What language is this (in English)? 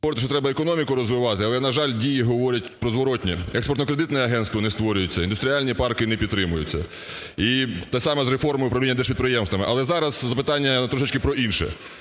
Ukrainian